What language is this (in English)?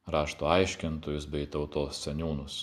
Lithuanian